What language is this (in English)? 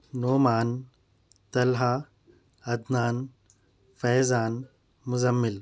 Urdu